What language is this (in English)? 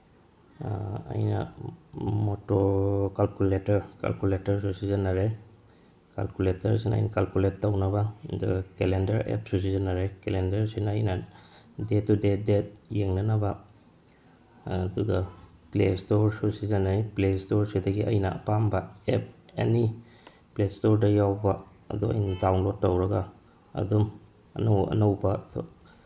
Manipuri